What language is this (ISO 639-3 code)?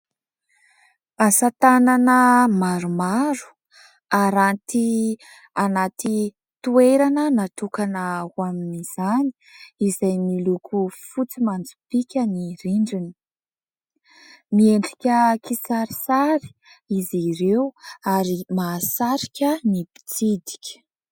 mlg